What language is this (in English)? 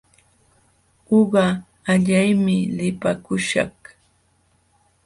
Jauja Wanca Quechua